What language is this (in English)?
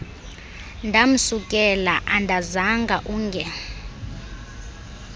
Xhosa